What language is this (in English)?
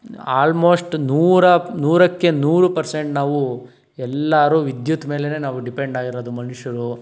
Kannada